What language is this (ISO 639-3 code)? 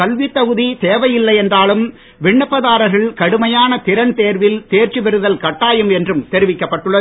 tam